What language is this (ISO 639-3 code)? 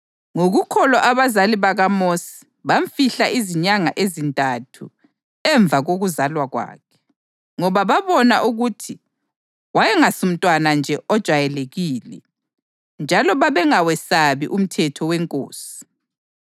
nde